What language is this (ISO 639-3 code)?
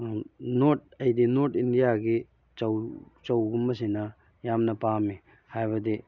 mni